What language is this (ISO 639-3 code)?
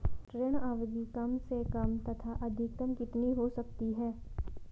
hin